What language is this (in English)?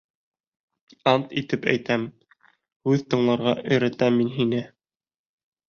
Bashkir